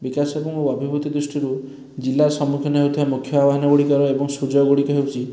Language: Odia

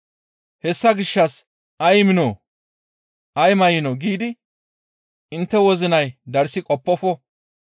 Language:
Gamo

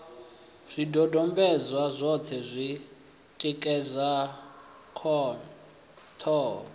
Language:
Venda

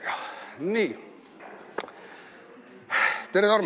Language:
Estonian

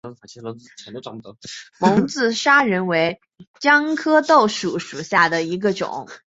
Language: Chinese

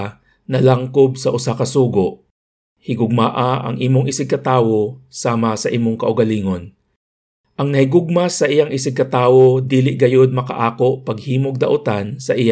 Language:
Filipino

